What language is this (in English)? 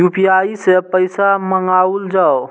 Maithili